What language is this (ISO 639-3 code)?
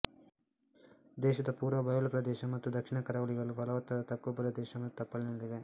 kan